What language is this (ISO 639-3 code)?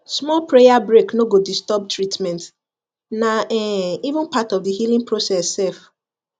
pcm